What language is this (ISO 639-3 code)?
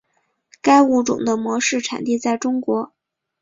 zho